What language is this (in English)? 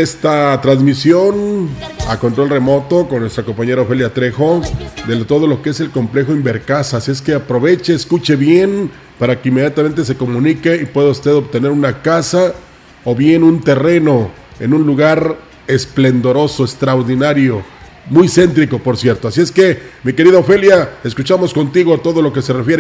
Spanish